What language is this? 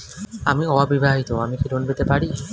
Bangla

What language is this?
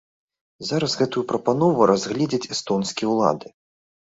Belarusian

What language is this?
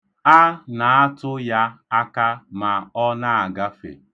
Igbo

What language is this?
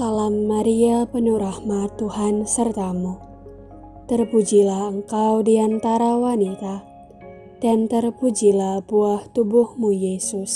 Indonesian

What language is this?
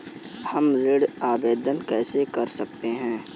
Hindi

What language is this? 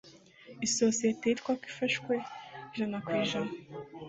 Kinyarwanda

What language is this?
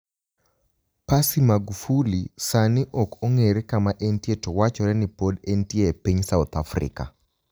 Luo (Kenya and Tanzania)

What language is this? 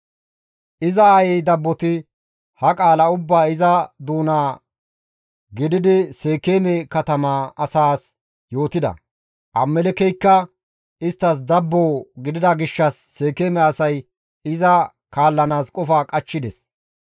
Gamo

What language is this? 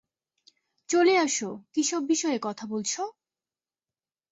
Bangla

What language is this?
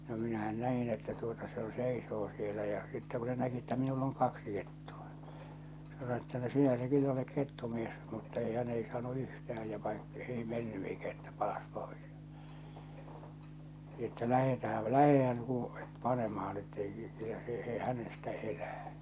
Finnish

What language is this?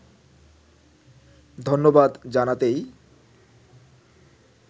Bangla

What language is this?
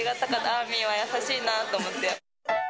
Japanese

